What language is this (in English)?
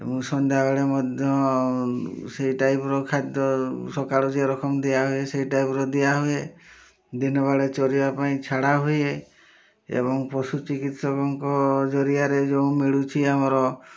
Odia